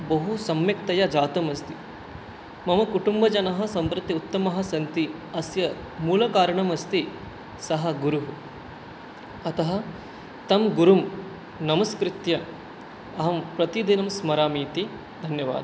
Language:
Sanskrit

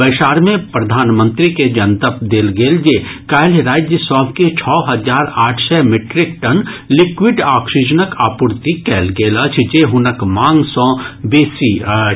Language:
Maithili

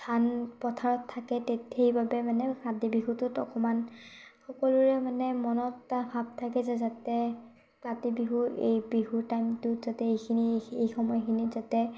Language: Assamese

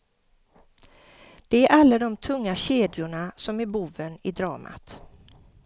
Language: Swedish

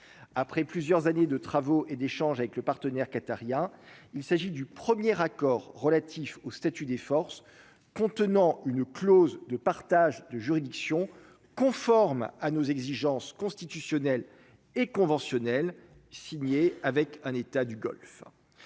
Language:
French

